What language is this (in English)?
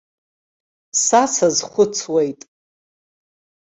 Abkhazian